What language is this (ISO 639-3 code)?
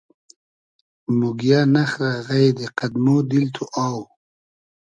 haz